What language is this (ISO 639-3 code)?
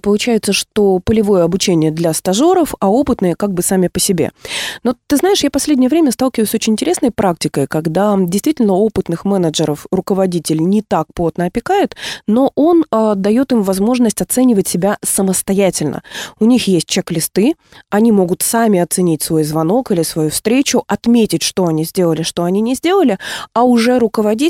rus